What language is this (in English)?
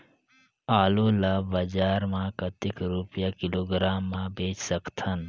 Chhattisgarhi